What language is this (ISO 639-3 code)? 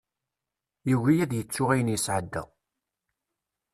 kab